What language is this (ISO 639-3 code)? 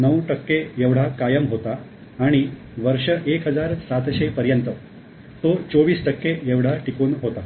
mar